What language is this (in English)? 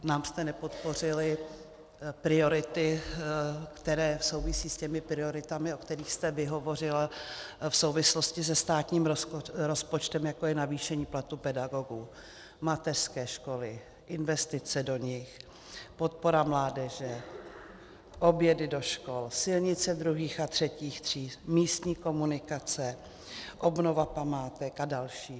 Czech